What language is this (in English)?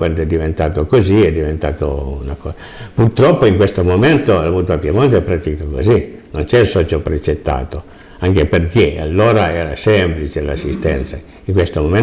Italian